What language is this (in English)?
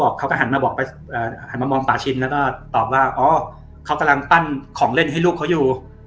Thai